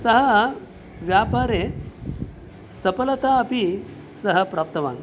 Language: Sanskrit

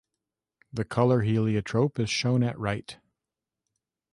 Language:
English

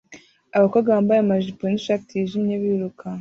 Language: Kinyarwanda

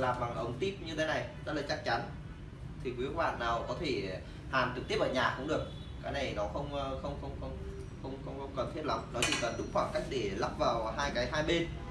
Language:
Vietnamese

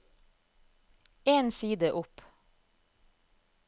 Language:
Norwegian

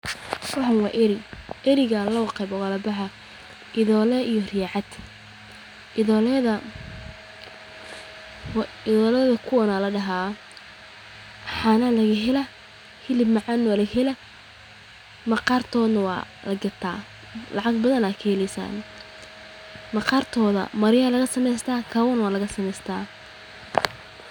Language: Somali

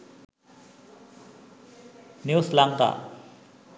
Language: Sinhala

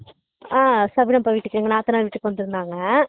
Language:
Tamil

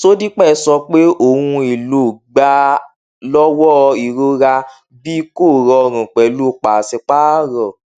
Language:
Yoruba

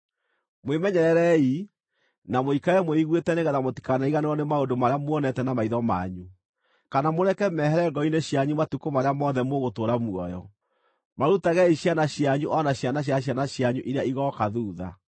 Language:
Kikuyu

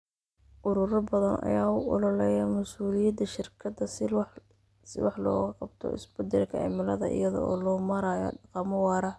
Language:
Somali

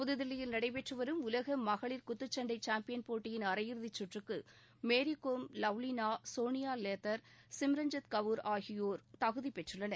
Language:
Tamil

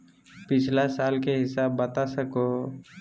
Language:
Magahi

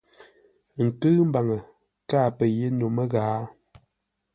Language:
Ngombale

